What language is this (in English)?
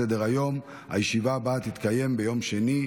Hebrew